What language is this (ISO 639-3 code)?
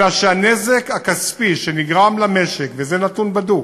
heb